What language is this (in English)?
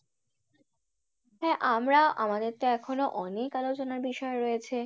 Bangla